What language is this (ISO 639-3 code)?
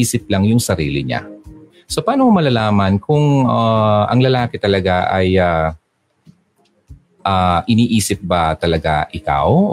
fil